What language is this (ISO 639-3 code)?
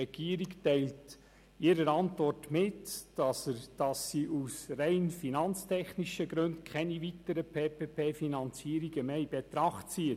gsw